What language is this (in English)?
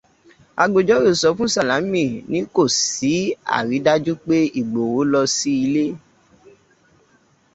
Yoruba